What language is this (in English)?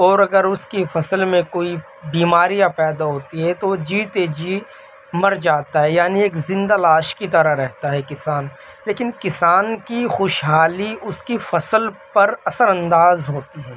Urdu